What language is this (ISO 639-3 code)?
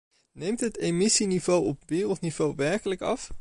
nld